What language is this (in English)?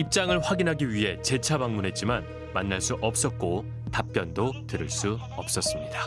Korean